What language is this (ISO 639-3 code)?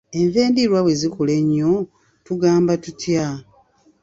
lug